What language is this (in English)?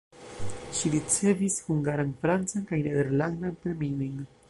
Esperanto